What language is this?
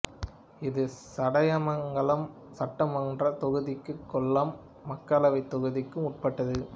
Tamil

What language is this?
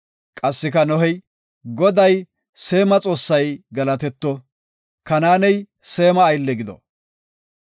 Gofa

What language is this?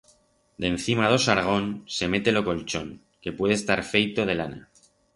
Aragonese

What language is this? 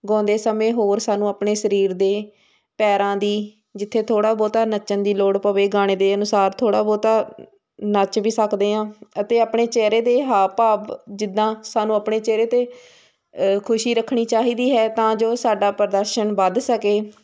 Punjabi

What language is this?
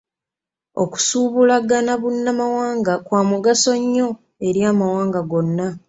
Ganda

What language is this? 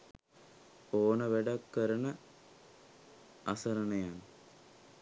Sinhala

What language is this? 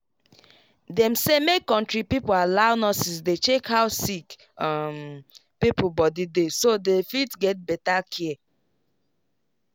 Nigerian Pidgin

